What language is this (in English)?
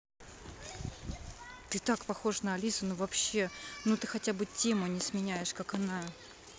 Russian